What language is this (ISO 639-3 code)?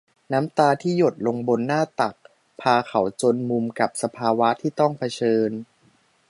tha